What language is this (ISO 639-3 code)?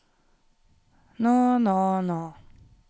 nor